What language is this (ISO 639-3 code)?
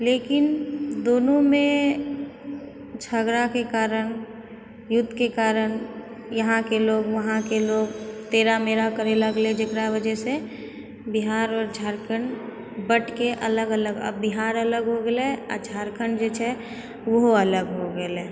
mai